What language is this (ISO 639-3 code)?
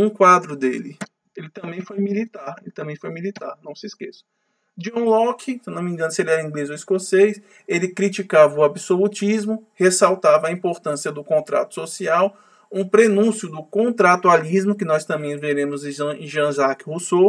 por